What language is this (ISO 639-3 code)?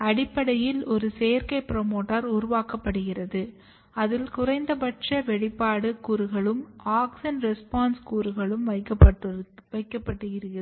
tam